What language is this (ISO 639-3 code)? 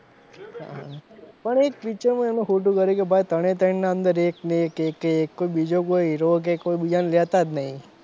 guj